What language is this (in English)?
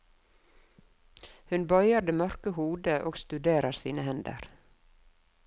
Norwegian